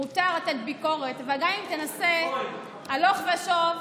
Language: Hebrew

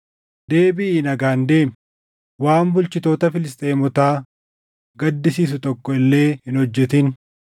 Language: Oromo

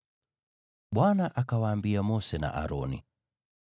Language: Swahili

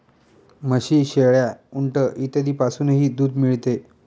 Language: Marathi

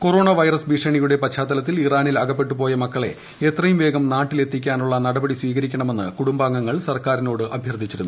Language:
Malayalam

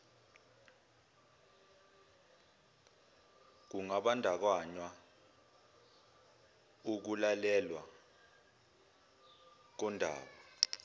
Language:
Zulu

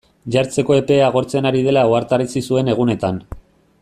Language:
Basque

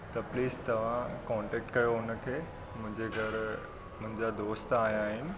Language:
Sindhi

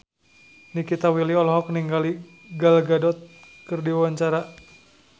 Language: Sundanese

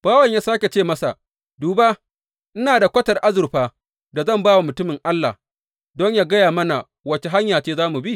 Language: Hausa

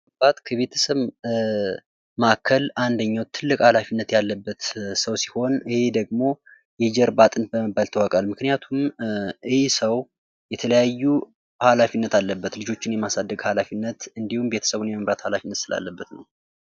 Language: Amharic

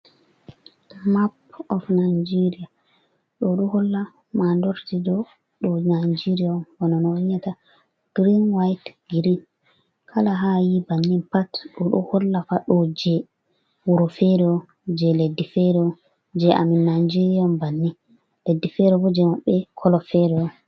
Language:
Fula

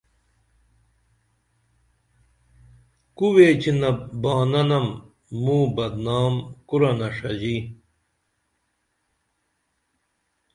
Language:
Dameli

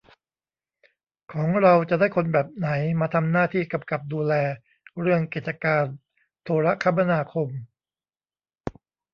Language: Thai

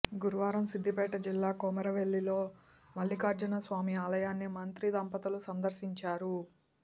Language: Telugu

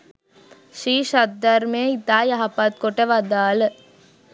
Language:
Sinhala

